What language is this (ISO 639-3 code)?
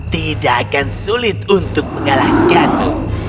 ind